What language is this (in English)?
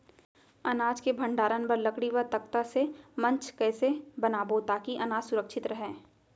Chhattisgarhi